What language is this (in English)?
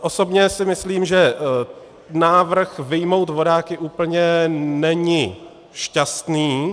Czech